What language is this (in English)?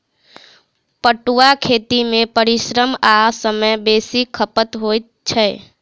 Maithili